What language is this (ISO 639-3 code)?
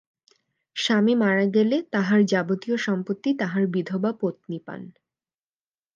ben